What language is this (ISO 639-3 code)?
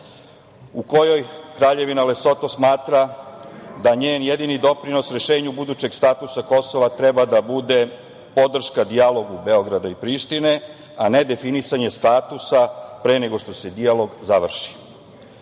srp